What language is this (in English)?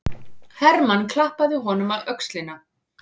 Icelandic